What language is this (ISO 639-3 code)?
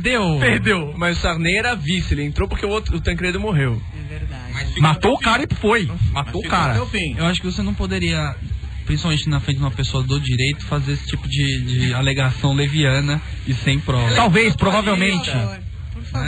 por